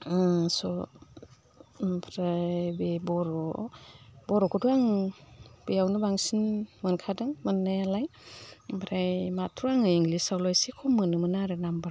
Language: Bodo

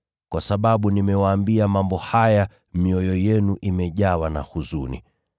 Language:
Swahili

